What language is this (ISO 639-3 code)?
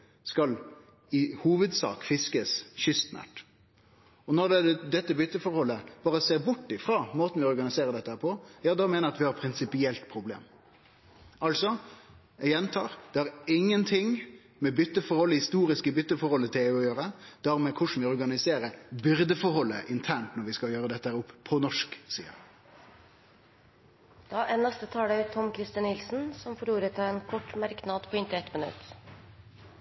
nor